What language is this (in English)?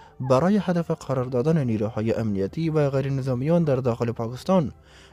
Persian